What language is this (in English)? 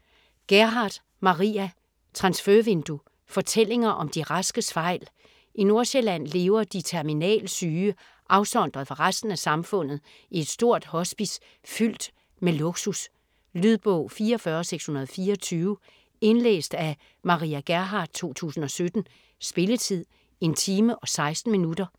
Danish